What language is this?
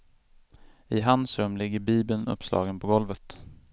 Swedish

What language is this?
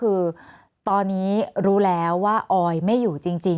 Thai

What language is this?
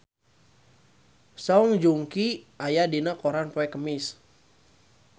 Sundanese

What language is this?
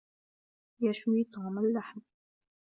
Arabic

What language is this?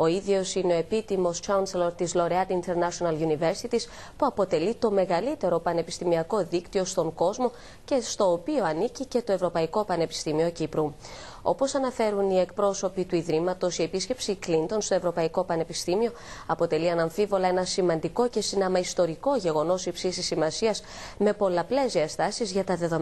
Greek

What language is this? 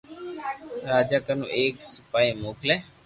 Loarki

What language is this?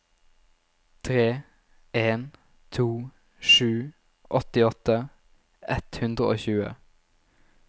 Norwegian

